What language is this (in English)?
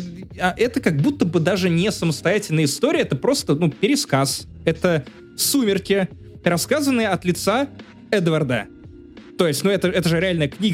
Russian